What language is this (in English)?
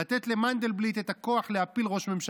Hebrew